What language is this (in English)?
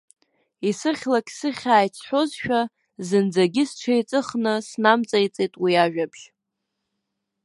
Abkhazian